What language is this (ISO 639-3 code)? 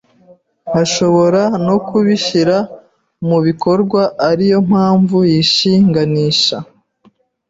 kin